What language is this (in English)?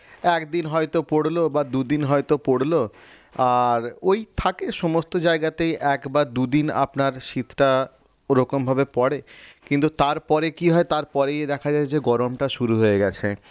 Bangla